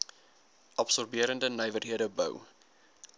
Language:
Afrikaans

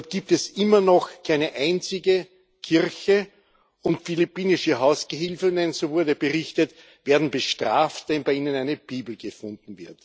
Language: German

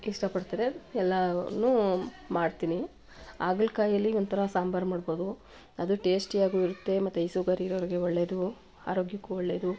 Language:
Kannada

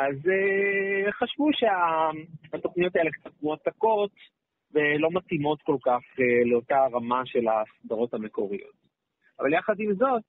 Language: Hebrew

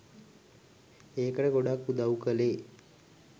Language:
Sinhala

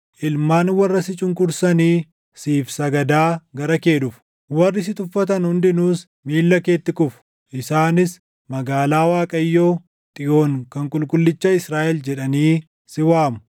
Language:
Oromo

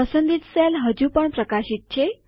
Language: Gujarati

